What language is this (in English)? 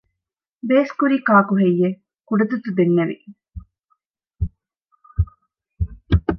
Divehi